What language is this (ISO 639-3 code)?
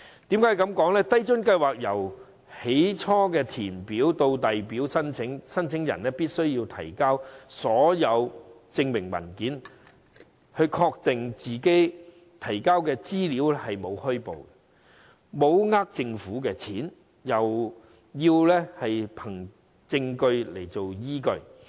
yue